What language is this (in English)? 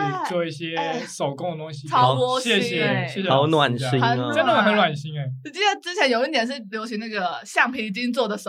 Chinese